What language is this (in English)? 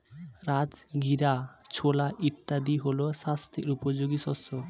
Bangla